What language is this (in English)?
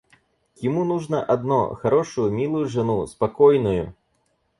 Russian